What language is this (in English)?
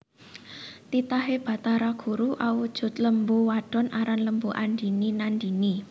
Javanese